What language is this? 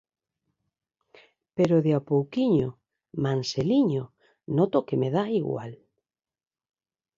Galician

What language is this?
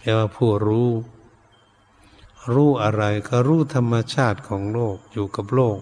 Thai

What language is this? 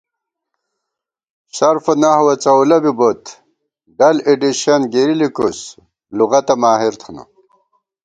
Gawar-Bati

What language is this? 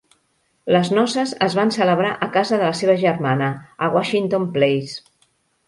Catalan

